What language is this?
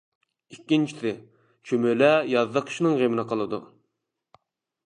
Uyghur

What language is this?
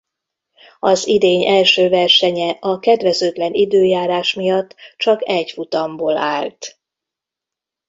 Hungarian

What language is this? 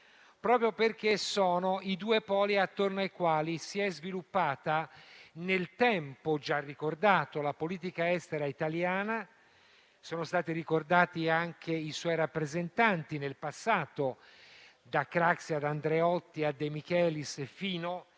Italian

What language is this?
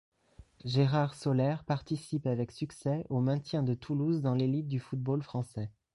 French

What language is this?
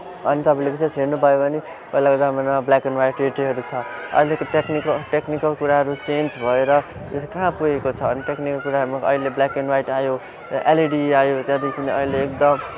Nepali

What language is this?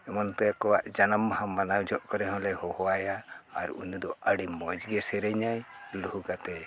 Santali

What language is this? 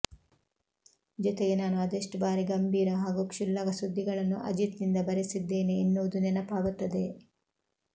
Kannada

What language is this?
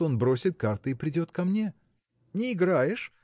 Russian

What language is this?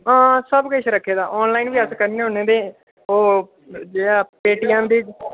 Dogri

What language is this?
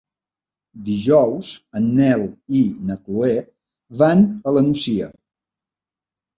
Catalan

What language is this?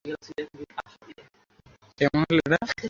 Bangla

